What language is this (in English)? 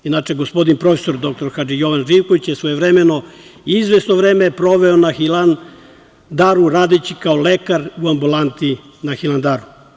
Serbian